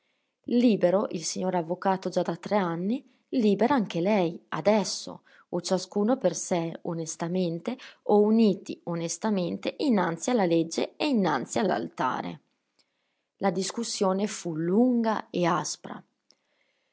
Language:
Italian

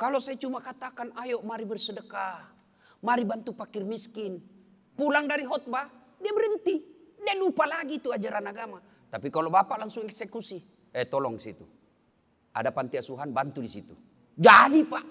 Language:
Indonesian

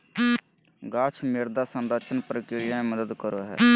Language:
Magahi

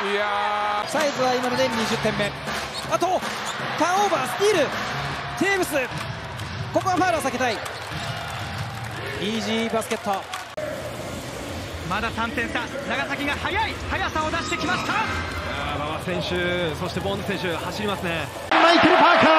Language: Japanese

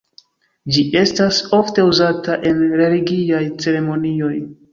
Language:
Esperanto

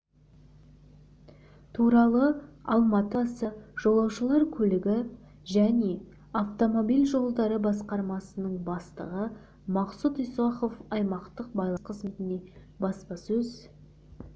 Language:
Kazakh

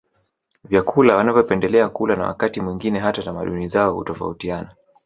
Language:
Swahili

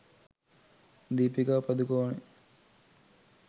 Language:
Sinhala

